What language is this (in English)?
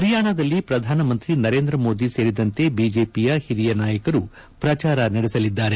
Kannada